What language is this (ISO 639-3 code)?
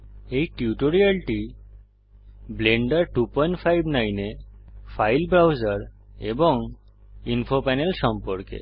ben